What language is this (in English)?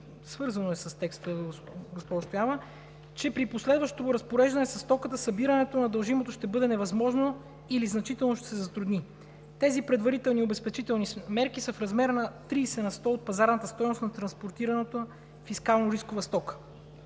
Bulgarian